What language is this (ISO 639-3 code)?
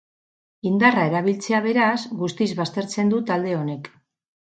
eus